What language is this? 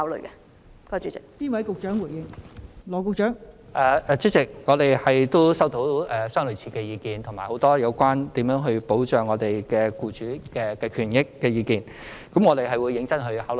Cantonese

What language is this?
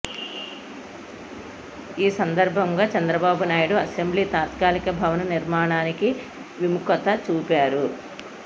Telugu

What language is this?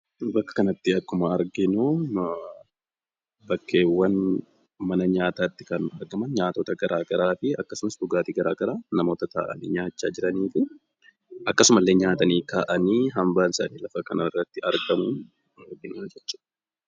Oromo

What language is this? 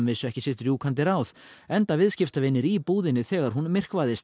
Icelandic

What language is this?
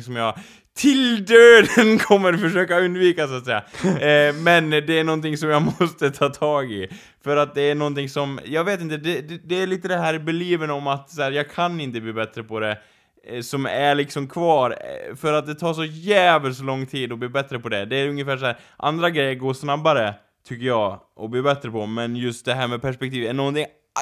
Swedish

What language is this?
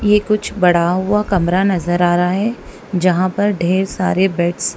Hindi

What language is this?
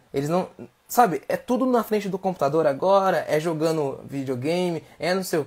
Portuguese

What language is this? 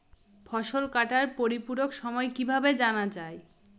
Bangla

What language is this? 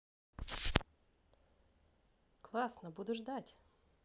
Russian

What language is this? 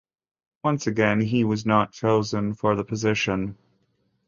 English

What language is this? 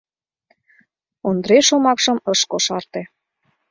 Mari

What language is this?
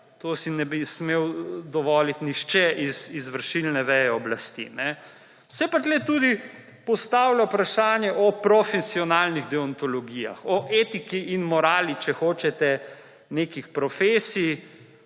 Slovenian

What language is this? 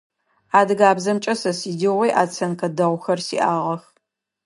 Adyghe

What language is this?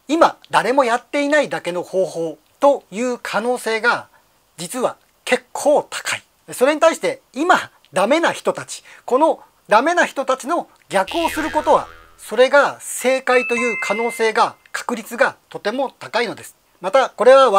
Japanese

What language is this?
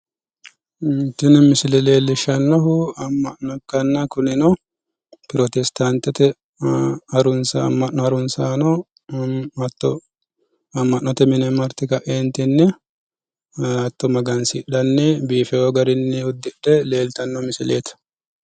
Sidamo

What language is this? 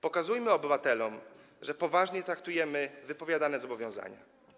Polish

